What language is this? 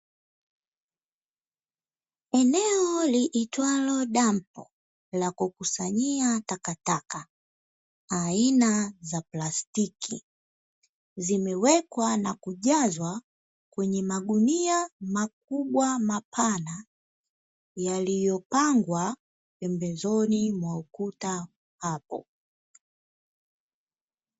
Swahili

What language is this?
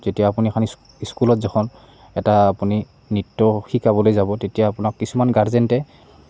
Assamese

